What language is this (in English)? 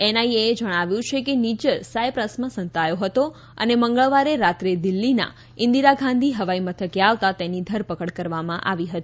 Gujarati